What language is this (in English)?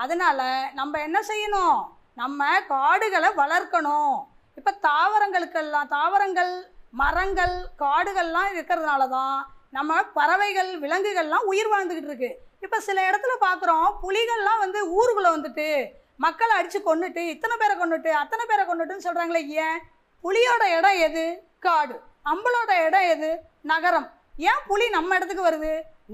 Tamil